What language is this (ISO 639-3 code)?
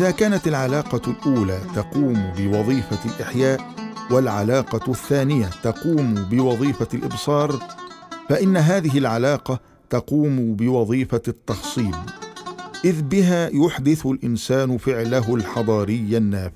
ara